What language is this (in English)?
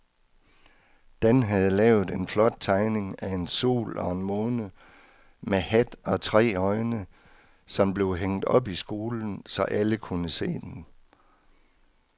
Danish